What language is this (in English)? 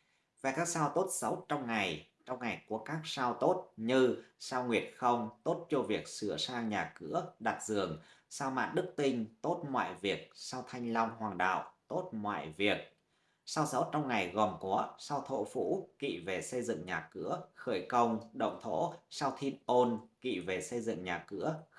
Vietnamese